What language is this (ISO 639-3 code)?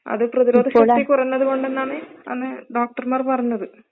mal